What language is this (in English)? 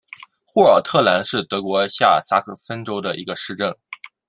Chinese